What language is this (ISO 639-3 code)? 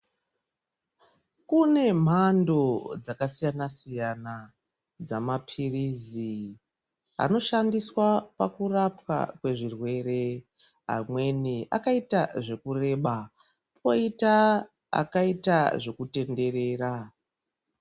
ndc